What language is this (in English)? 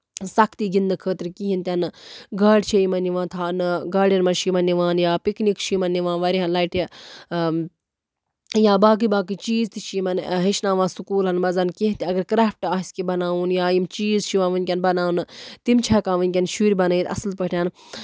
Kashmiri